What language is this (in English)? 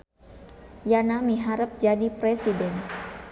Sundanese